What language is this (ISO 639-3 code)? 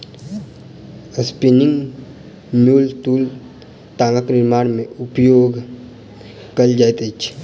mai